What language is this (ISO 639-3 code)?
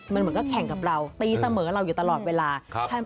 tha